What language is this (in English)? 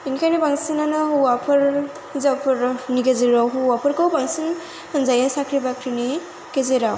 Bodo